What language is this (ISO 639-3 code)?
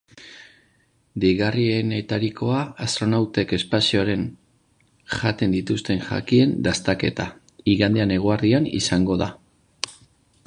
eus